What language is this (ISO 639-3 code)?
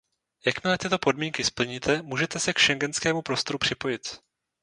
ces